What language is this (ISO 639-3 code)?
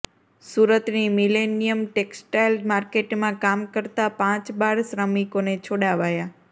guj